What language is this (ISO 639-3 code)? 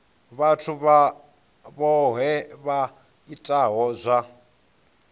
ven